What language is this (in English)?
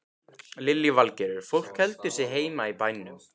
Icelandic